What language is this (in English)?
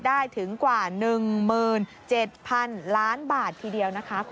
Thai